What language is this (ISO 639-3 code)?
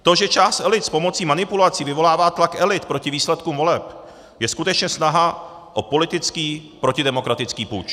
ces